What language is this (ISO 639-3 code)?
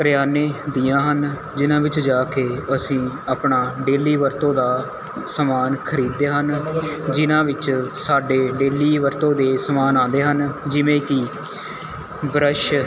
pan